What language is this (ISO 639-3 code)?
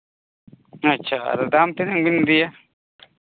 sat